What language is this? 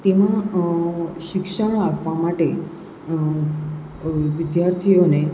Gujarati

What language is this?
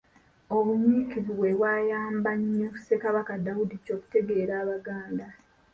Ganda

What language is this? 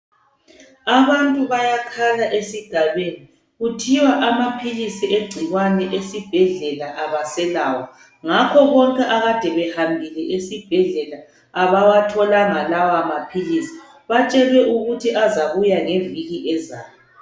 North Ndebele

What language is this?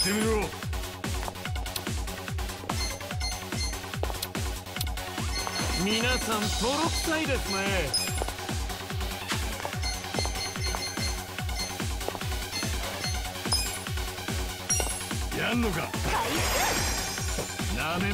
Japanese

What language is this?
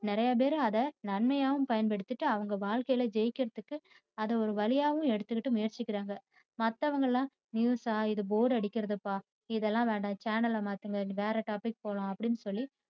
Tamil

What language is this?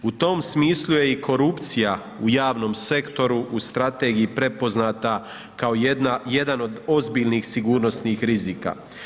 Croatian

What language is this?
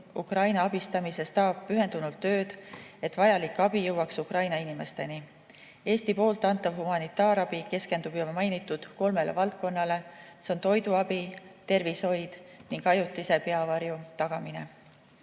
Estonian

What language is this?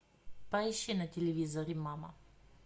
Russian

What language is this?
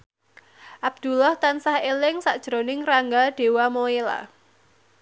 Javanese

